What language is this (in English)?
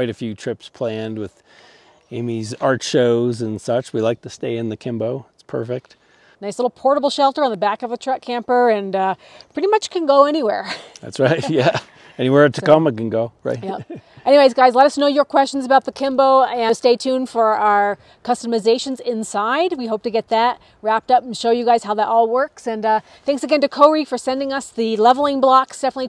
English